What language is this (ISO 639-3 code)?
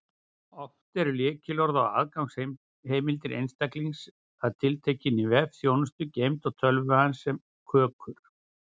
isl